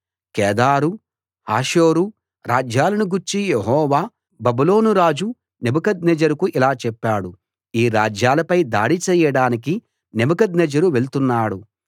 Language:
Telugu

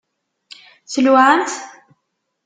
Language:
Kabyle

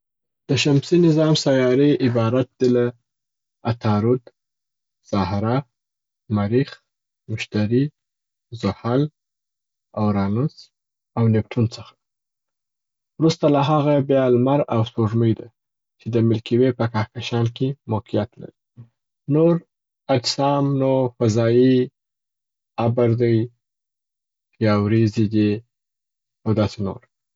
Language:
Southern Pashto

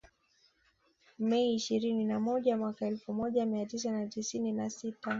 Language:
Swahili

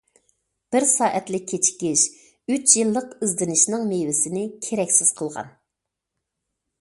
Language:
Uyghur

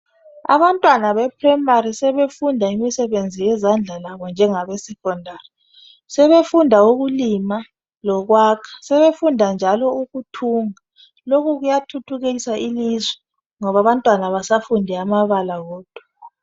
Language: North Ndebele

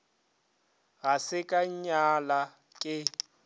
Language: Northern Sotho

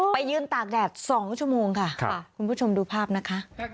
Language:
Thai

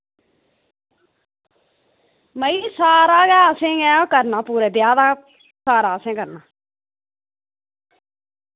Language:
Dogri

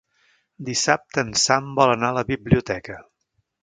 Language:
Catalan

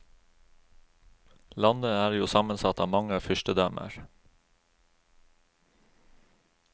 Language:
Norwegian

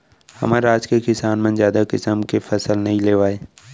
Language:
Chhattisgarhi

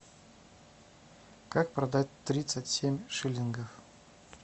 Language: Russian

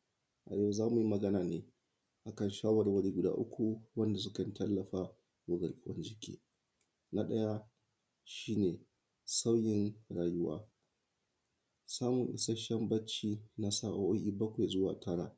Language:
Hausa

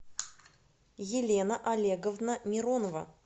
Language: Russian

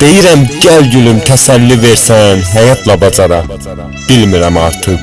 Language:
Turkish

